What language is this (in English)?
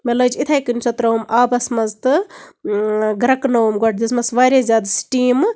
Kashmiri